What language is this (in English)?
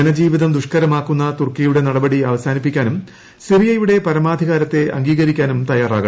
Malayalam